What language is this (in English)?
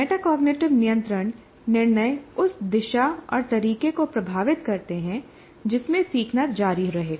Hindi